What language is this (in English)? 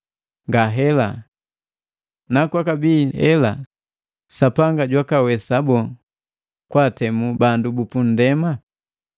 Matengo